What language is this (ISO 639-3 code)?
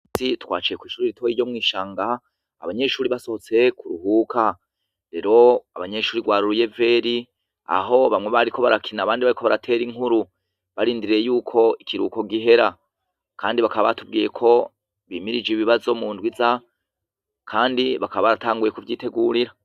run